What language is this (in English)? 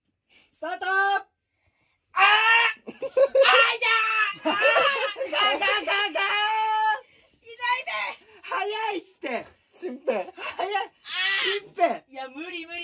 Japanese